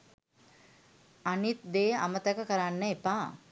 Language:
Sinhala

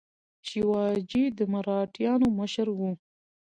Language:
Pashto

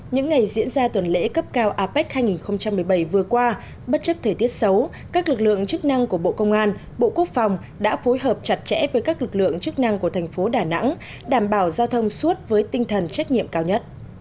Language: Vietnamese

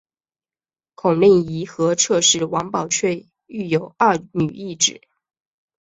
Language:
Chinese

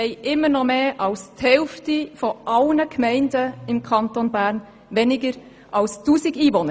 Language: Swiss German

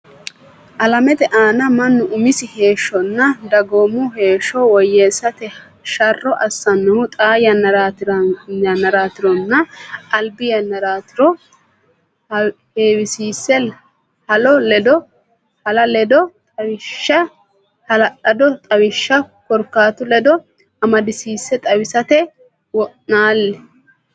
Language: Sidamo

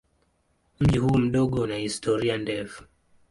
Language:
Swahili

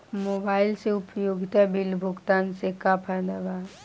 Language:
Bhojpuri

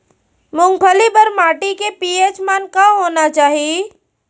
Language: Chhattisgarhi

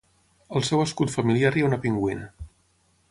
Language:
Catalan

